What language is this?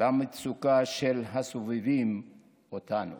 Hebrew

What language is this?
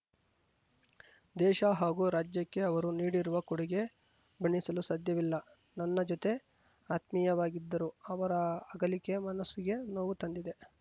Kannada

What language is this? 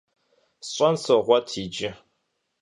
Kabardian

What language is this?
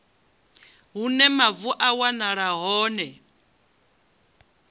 Venda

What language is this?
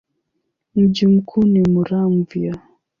Swahili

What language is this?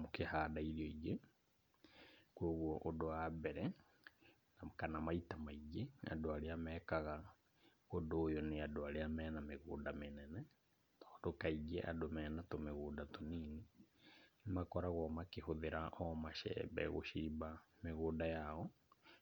Kikuyu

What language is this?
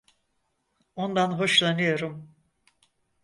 Turkish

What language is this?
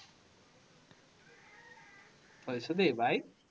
Assamese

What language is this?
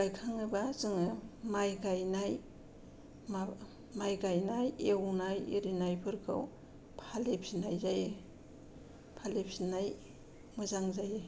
Bodo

